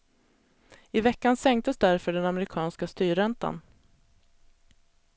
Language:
Swedish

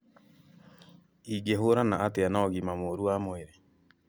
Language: Kikuyu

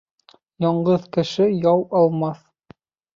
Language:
Bashkir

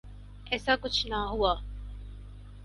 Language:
Urdu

